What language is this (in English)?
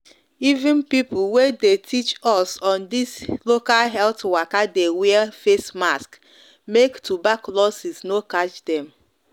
Nigerian Pidgin